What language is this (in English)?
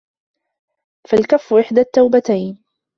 Arabic